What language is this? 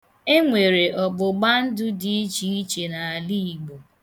Igbo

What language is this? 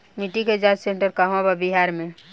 Bhojpuri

